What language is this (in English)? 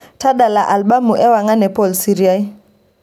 Masai